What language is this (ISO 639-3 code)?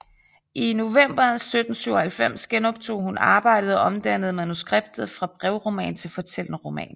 dan